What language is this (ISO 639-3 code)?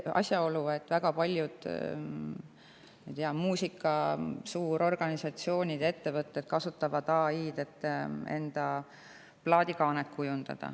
est